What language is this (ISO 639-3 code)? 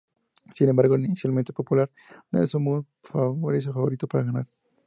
spa